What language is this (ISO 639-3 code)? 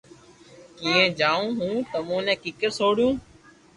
lrk